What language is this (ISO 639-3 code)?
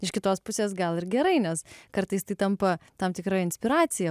lit